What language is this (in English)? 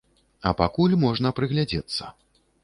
Belarusian